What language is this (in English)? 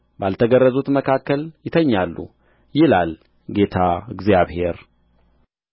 Amharic